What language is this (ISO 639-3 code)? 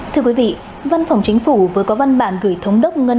vie